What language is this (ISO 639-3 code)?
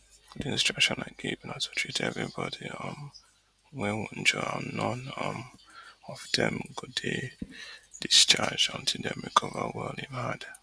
pcm